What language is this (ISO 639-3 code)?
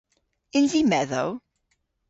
cor